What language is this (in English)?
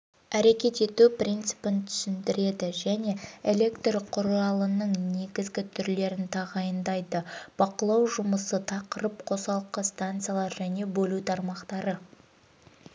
Kazakh